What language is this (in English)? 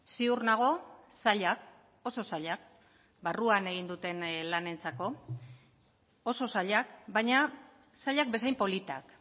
Basque